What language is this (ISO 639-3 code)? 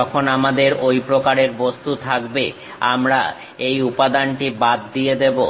ben